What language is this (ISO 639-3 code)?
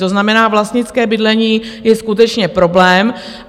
ces